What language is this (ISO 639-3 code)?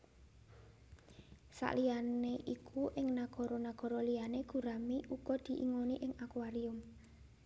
jav